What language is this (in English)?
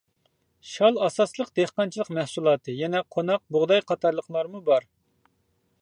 Uyghur